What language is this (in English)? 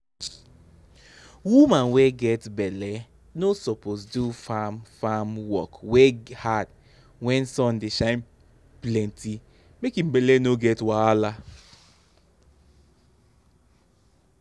Nigerian Pidgin